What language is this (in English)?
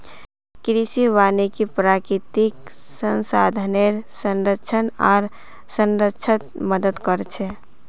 Magahi